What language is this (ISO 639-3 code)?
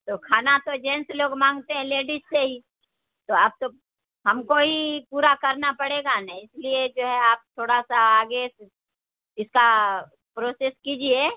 urd